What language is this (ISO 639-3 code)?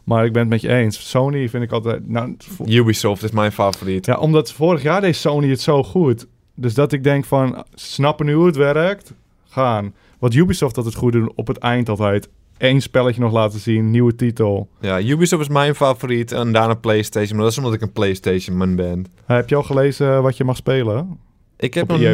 nld